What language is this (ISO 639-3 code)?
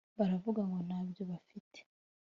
kin